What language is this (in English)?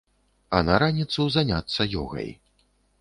Belarusian